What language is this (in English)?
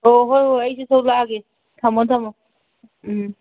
Manipuri